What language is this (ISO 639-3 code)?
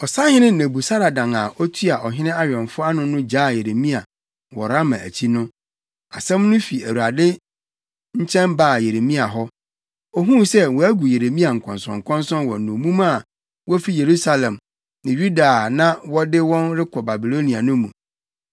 aka